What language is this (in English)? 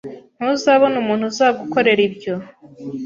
Kinyarwanda